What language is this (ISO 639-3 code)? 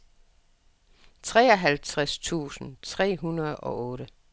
dan